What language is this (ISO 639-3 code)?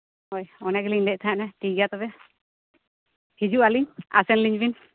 sat